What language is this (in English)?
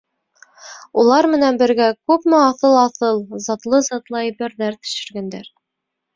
Bashkir